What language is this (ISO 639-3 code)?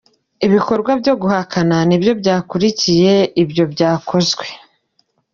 kin